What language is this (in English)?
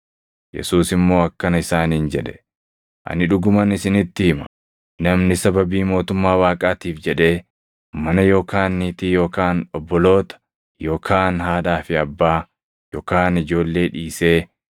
Oromo